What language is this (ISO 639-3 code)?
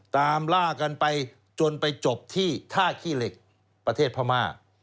tha